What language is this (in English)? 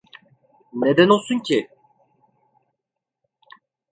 Turkish